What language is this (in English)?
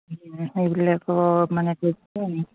Assamese